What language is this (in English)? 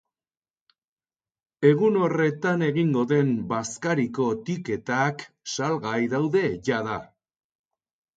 Basque